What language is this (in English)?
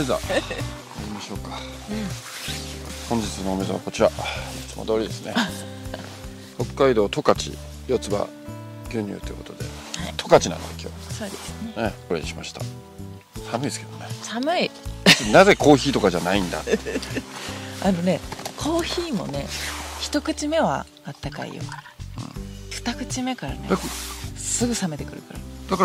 Japanese